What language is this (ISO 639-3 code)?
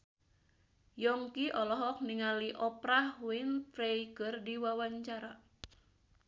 sun